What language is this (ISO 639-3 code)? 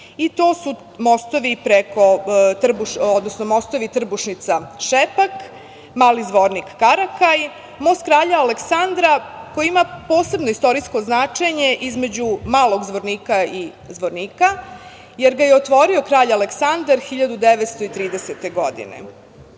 srp